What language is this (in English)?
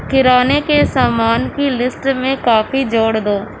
Urdu